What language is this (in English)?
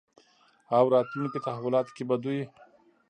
Pashto